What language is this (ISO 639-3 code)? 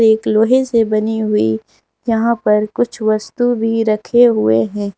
hin